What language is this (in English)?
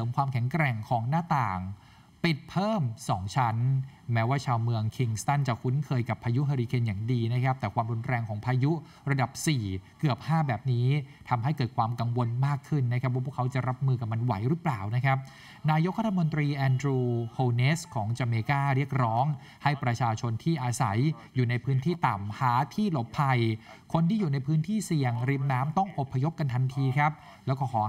Thai